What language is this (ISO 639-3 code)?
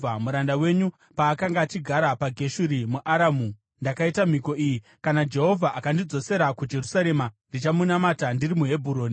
sna